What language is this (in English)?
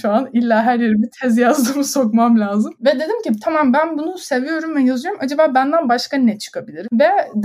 Turkish